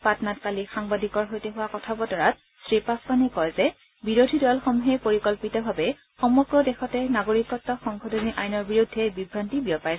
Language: Assamese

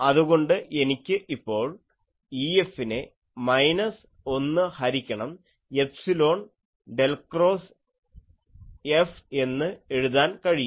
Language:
Malayalam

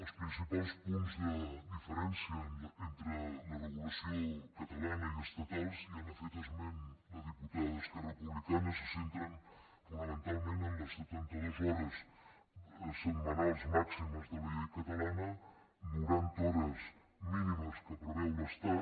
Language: Catalan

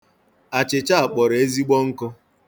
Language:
Igbo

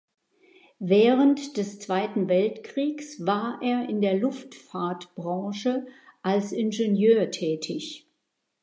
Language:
German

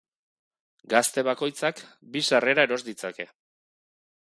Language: Basque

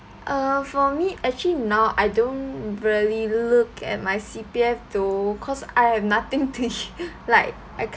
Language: English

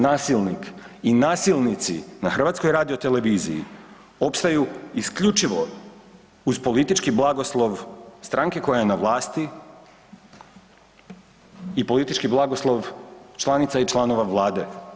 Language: Croatian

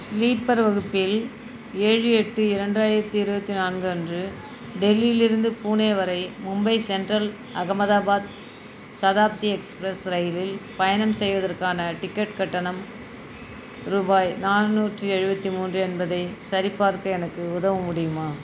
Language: Tamil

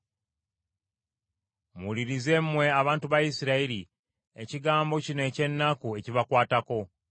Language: Ganda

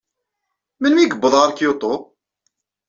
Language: Kabyle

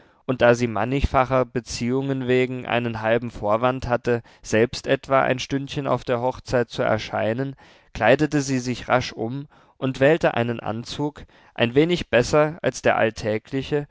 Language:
German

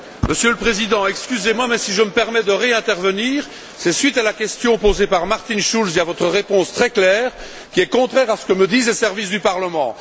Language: French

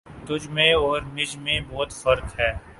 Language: Urdu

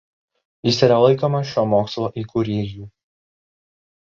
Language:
Lithuanian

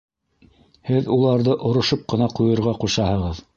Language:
Bashkir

